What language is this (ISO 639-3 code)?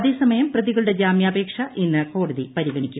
mal